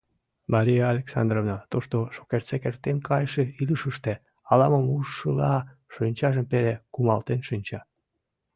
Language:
Mari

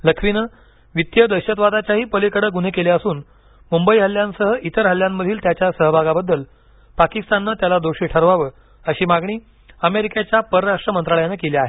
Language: Marathi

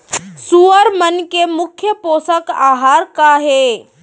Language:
Chhattisgarhi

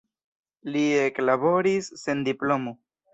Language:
Esperanto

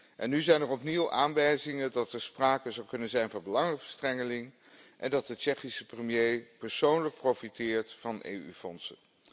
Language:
Dutch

